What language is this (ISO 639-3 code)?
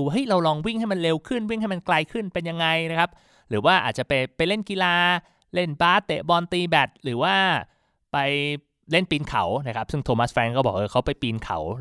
tha